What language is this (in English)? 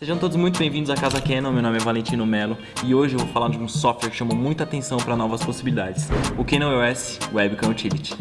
Portuguese